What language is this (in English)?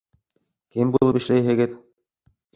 Bashkir